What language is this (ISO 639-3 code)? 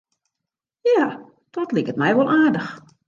fry